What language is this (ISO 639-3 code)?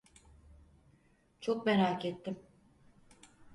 tur